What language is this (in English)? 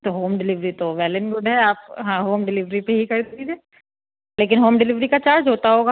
Urdu